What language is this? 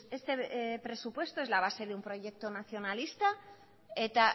Spanish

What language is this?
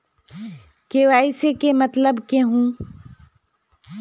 Magahi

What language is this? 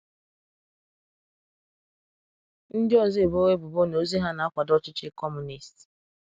Igbo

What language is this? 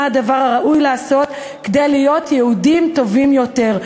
Hebrew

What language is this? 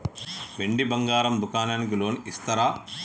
Telugu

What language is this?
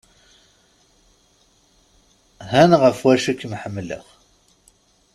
Kabyle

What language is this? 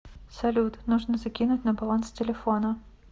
Russian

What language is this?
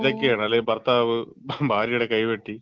Malayalam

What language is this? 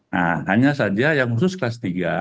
Indonesian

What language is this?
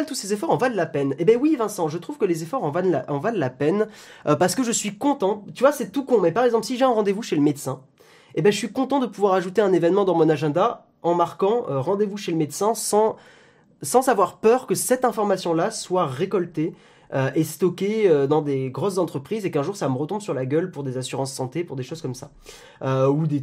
French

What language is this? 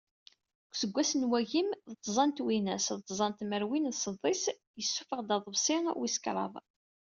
Kabyle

